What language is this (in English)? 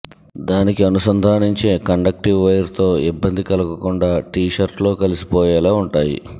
Telugu